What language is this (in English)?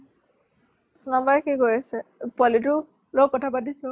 Assamese